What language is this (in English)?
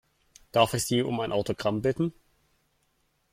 German